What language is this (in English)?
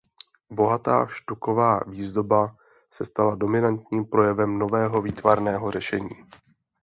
Czech